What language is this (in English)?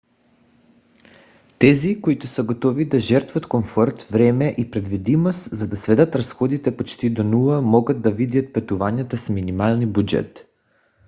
Bulgarian